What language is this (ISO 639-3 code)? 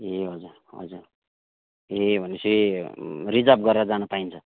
nep